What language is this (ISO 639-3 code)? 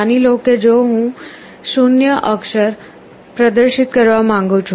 guj